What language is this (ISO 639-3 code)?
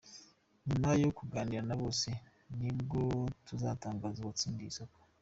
kin